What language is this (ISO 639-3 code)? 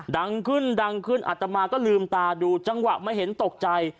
tha